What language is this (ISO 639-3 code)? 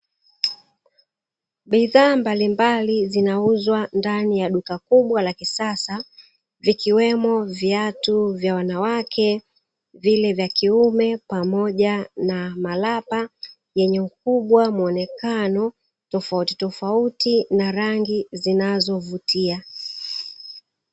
swa